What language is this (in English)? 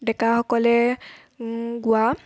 Assamese